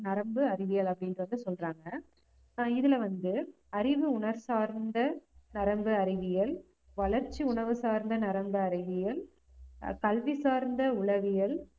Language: Tamil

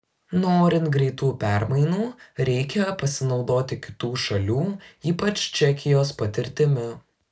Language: Lithuanian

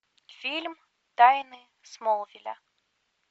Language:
Russian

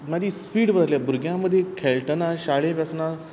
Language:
Konkani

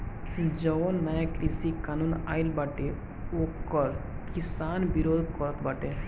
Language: Bhojpuri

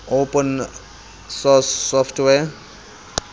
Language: Southern Sotho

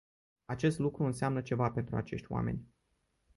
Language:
Romanian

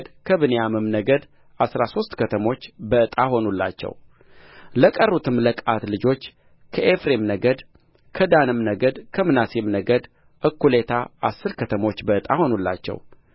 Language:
Amharic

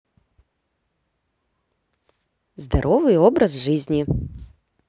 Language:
Russian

